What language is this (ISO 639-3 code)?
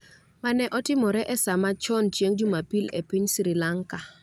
luo